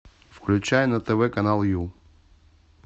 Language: Russian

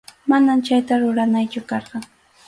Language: Arequipa-La Unión Quechua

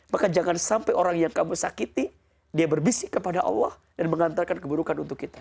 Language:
Indonesian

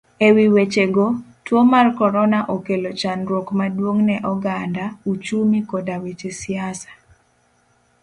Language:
Luo (Kenya and Tanzania)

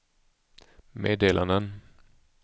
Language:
Swedish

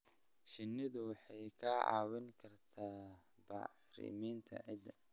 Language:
Somali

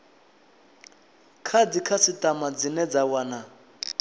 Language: Venda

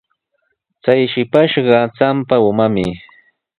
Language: Sihuas Ancash Quechua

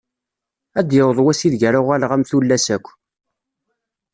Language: Kabyle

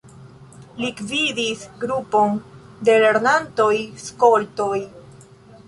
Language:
Esperanto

